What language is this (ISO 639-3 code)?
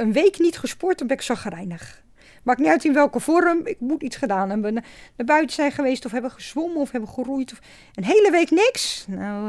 nld